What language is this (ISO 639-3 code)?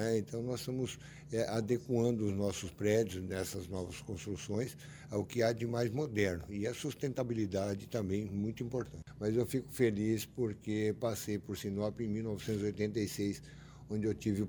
por